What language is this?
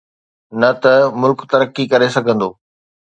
Sindhi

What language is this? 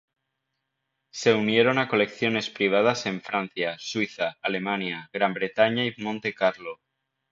Spanish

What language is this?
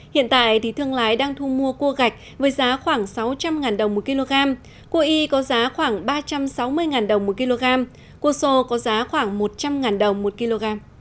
Vietnamese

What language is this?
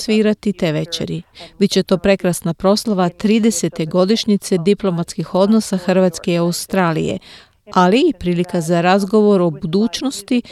Croatian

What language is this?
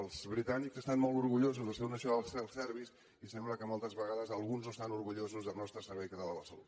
Catalan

